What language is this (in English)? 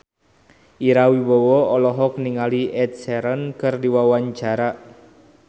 Sundanese